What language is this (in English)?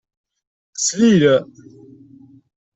Kabyle